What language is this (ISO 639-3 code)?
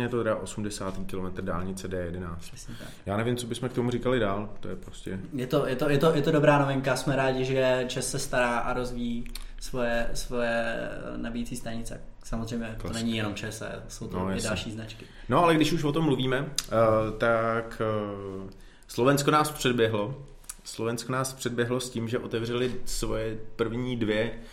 ces